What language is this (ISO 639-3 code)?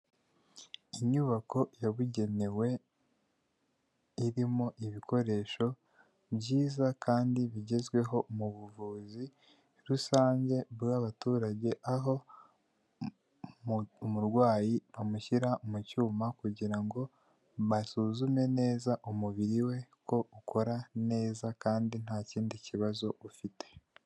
kin